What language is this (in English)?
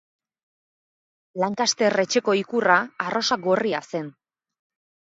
Basque